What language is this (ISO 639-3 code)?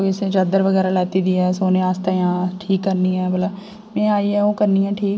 doi